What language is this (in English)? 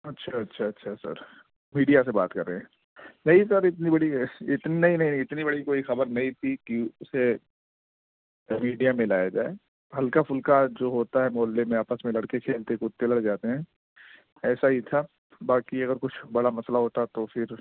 Urdu